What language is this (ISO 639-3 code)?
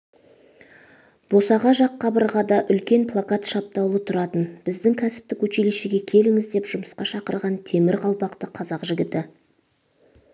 kaz